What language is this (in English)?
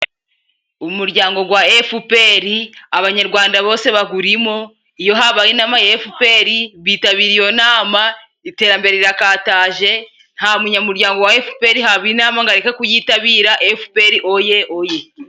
Kinyarwanda